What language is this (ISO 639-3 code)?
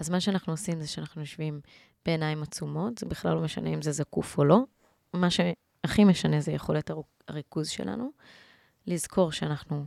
heb